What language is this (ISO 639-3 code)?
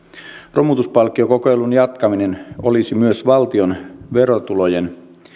fin